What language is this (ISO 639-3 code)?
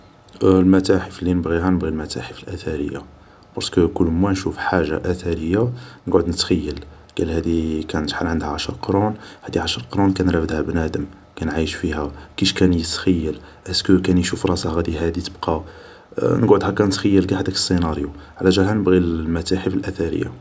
arq